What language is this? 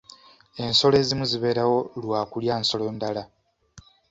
Ganda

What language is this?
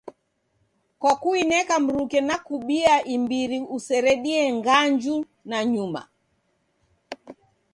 Taita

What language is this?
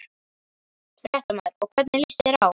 Icelandic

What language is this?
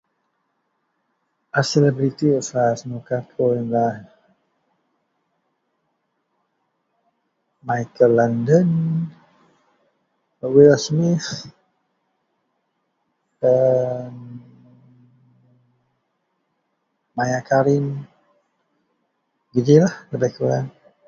Central Melanau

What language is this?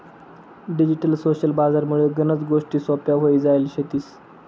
Marathi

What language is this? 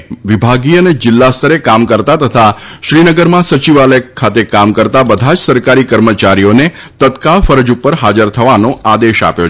Gujarati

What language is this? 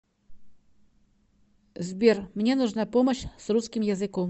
Russian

